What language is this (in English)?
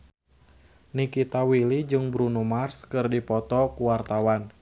Sundanese